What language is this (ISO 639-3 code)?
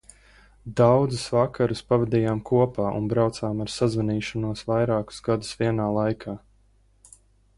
lav